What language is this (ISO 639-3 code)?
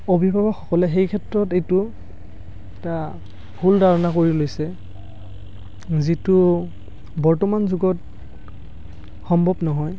asm